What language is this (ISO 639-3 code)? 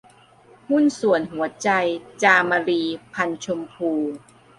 tha